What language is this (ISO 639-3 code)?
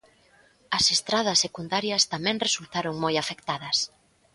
glg